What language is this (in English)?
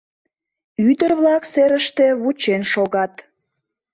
Mari